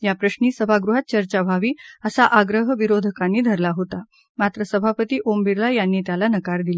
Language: Marathi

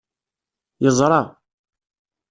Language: Kabyle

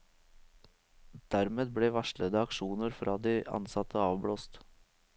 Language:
Norwegian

